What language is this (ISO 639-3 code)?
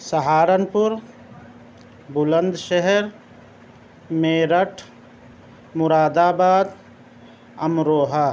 urd